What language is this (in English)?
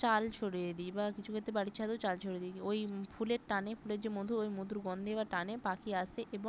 Bangla